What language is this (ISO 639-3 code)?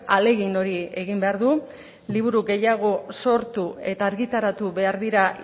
eus